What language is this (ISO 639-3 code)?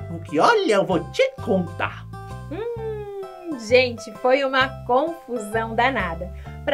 por